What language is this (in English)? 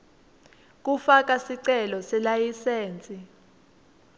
Swati